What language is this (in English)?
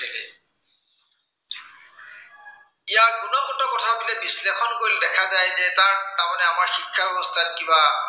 Assamese